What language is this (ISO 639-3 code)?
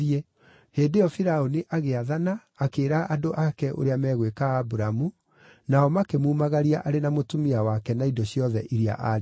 kik